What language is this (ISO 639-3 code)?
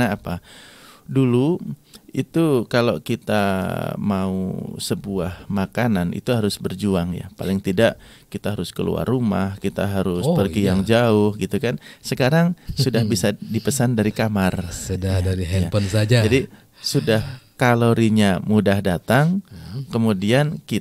ind